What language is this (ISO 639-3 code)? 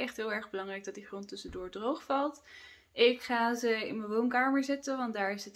nld